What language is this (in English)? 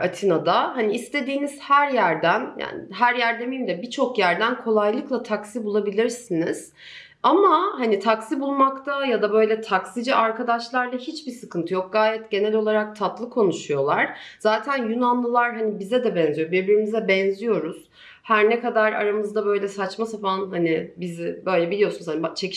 Turkish